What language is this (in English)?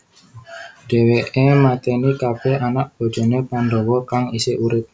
Javanese